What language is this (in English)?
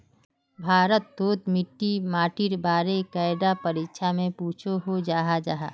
Magahi